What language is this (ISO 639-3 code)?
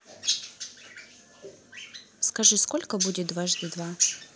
rus